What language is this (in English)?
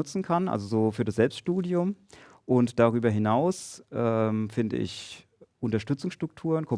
German